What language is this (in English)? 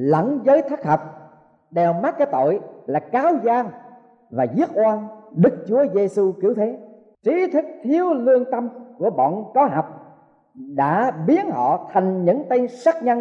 Vietnamese